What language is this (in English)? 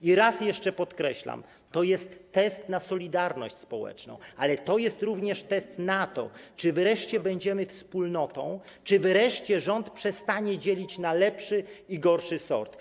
Polish